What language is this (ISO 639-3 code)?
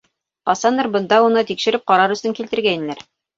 bak